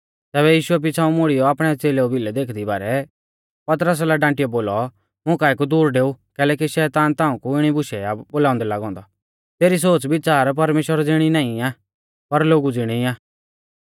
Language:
Mahasu Pahari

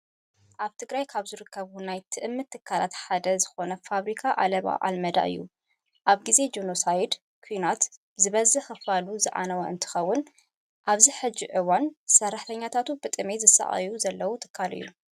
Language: Tigrinya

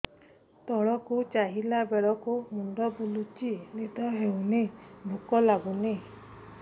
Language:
Odia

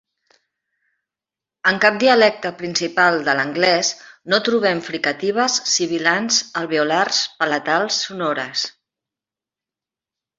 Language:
Catalan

